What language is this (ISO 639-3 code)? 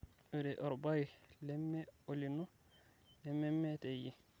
mas